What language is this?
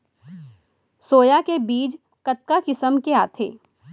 Chhattisgarhi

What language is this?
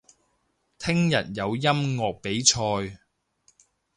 Cantonese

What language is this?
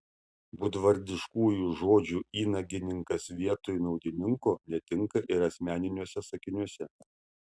Lithuanian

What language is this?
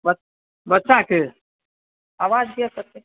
Maithili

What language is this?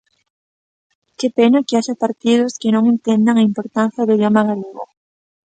Galician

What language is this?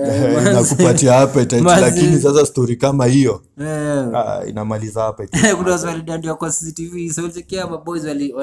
Swahili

